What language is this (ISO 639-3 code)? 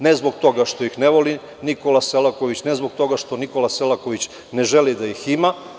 srp